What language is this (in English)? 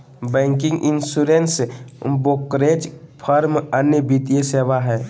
Magahi